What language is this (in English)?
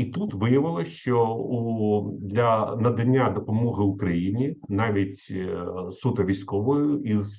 Ukrainian